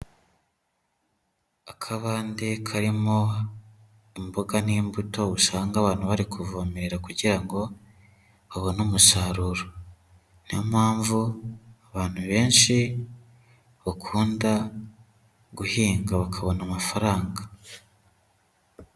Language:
Kinyarwanda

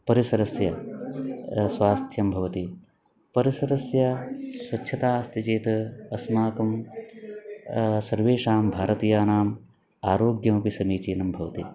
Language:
Sanskrit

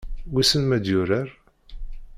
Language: Kabyle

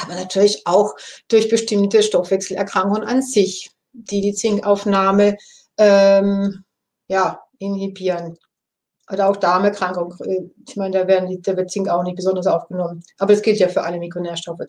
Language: German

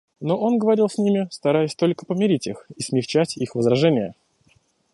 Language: Russian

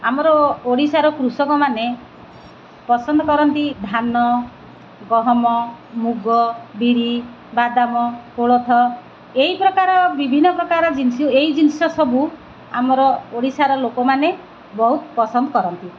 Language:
Odia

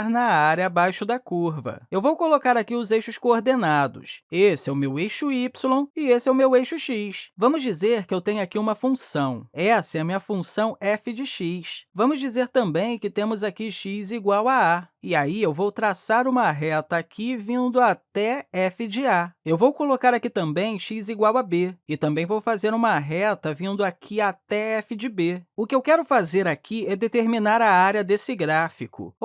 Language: Portuguese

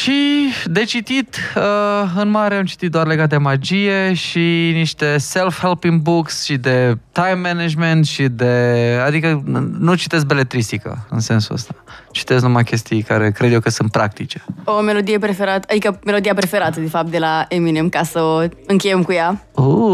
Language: Romanian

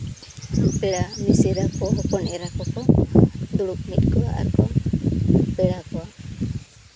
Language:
Santali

